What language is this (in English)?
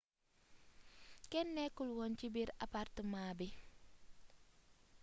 Wolof